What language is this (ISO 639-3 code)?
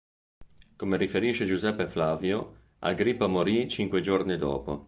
ita